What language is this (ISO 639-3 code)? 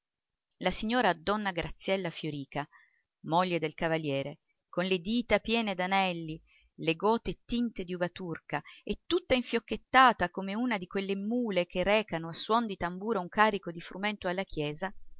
ita